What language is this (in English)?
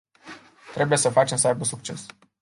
Romanian